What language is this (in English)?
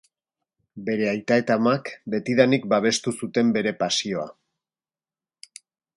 Basque